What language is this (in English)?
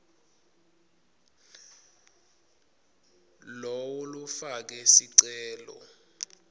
Swati